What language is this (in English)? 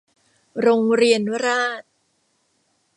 Thai